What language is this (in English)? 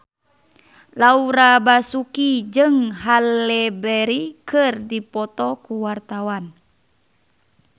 Sundanese